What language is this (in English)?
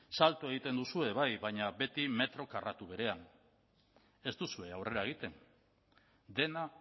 Basque